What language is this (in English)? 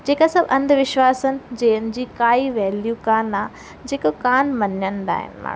Sindhi